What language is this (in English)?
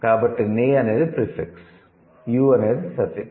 Telugu